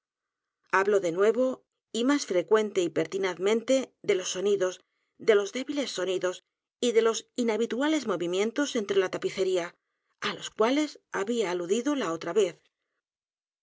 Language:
Spanish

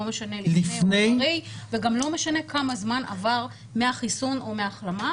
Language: Hebrew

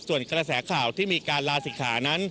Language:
Thai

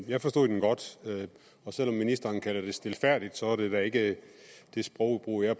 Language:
Danish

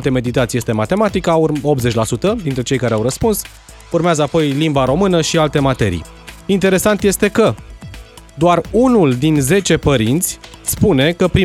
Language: Romanian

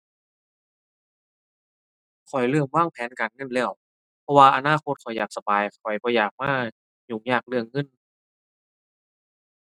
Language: Thai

